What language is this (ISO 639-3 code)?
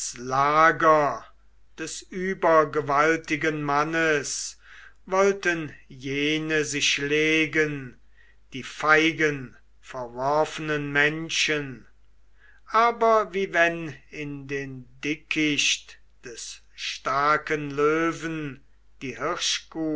deu